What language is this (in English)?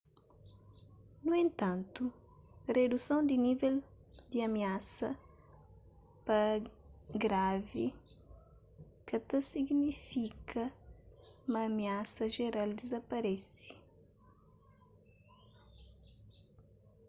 Kabuverdianu